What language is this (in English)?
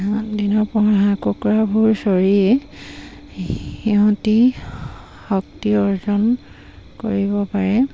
Assamese